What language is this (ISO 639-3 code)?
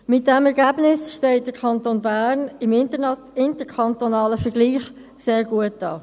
gsw